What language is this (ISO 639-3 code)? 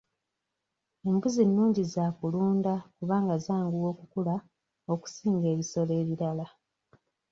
lug